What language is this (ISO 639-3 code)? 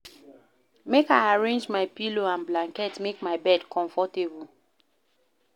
pcm